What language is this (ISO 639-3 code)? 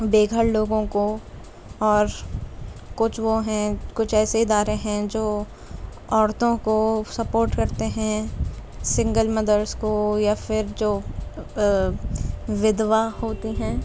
urd